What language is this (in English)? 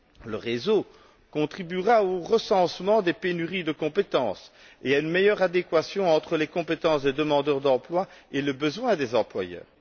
French